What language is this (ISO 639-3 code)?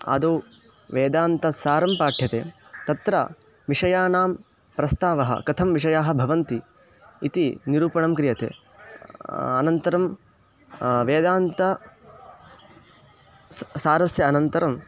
san